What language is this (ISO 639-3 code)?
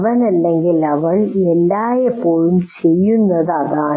mal